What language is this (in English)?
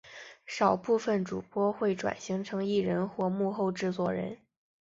Chinese